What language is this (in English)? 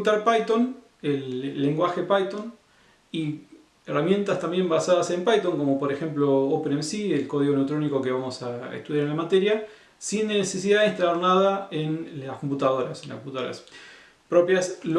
Spanish